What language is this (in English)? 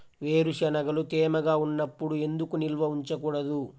Telugu